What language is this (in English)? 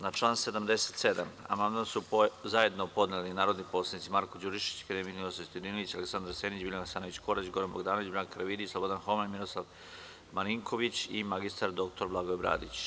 Serbian